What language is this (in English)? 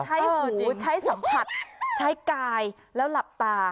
Thai